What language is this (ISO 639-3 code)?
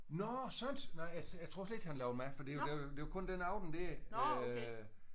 dan